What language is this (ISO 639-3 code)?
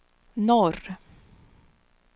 swe